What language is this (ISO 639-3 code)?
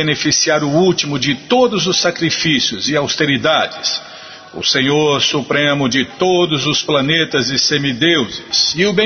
por